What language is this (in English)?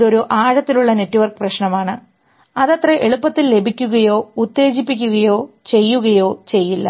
Malayalam